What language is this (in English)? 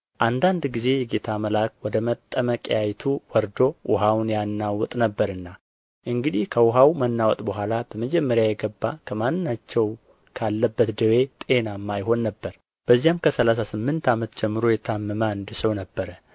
Amharic